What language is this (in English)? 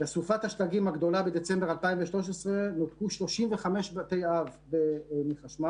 Hebrew